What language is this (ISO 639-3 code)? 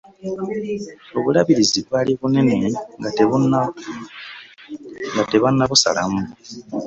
lug